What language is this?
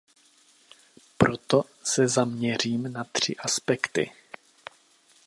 Czech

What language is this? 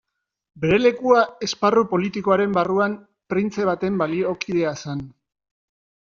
Basque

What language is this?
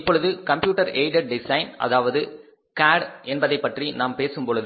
Tamil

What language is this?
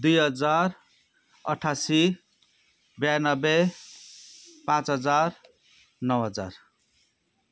Nepali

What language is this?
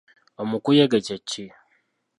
Ganda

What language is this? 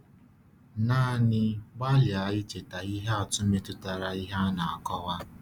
Igbo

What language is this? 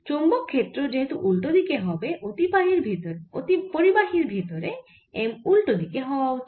Bangla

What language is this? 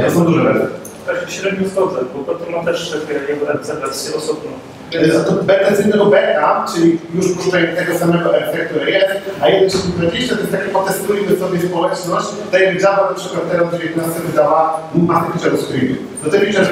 Polish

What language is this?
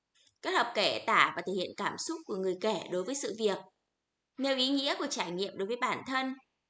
Vietnamese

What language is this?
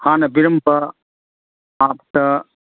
Manipuri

